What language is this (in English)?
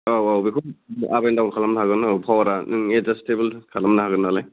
Bodo